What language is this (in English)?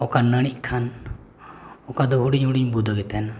Santali